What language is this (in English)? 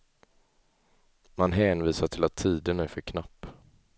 Swedish